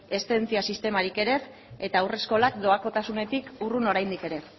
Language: Basque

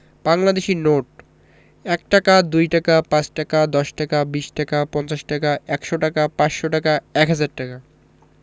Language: Bangla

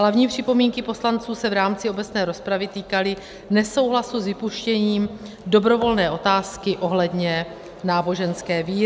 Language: Czech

